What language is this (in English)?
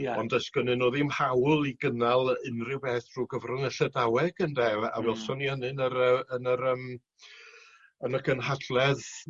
Welsh